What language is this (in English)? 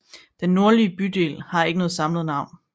Danish